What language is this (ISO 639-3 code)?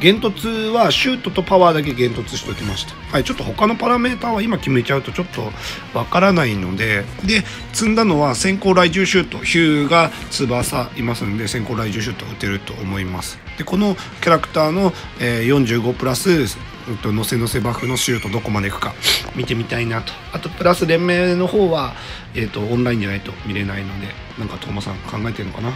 jpn